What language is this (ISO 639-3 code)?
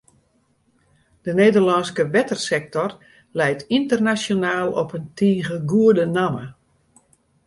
fry